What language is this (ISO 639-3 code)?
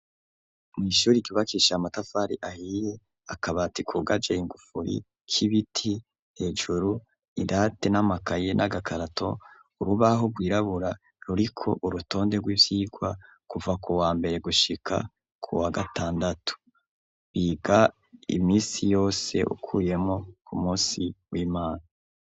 run